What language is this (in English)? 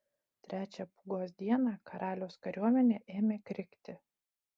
Lithuanian